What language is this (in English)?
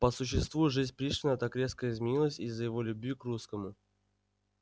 Russian